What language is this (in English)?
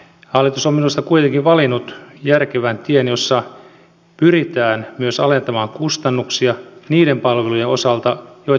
Finnish